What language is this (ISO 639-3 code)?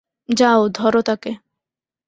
ben